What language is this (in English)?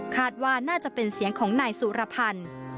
Thai